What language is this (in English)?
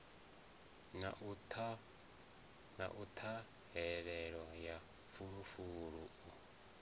Venda